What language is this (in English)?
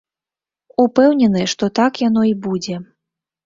Belarusian